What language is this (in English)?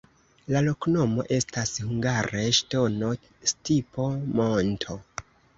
Esperanto